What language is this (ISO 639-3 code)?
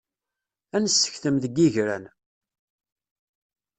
kab